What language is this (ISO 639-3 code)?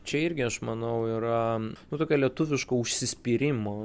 lit